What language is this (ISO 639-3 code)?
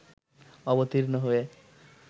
ben